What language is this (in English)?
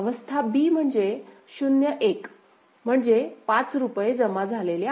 Marathi